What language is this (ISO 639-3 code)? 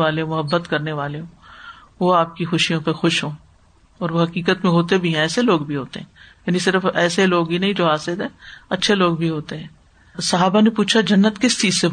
urd